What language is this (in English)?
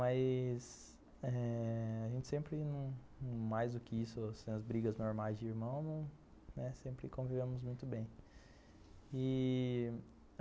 Portuguese